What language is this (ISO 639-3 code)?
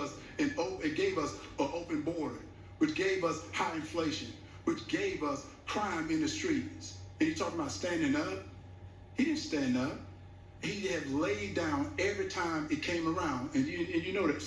eng